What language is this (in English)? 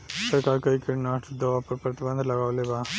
Bhojpuri